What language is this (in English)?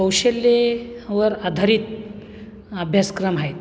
Marathi